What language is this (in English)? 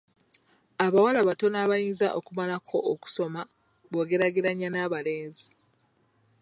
Ganda